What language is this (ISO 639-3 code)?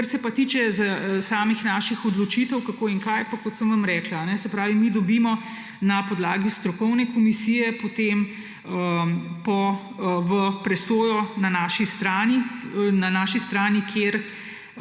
slv